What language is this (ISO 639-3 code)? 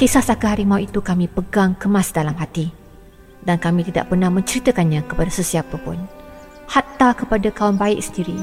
msa